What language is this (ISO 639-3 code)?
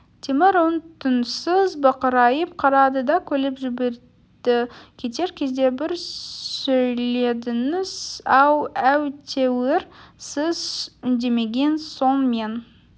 kaz